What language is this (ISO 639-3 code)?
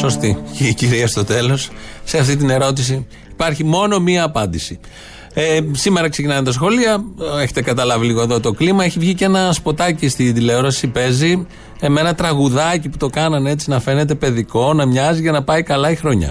ell